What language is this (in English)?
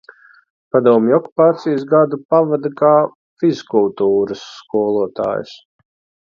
Latvian